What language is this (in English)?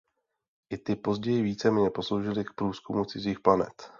Czech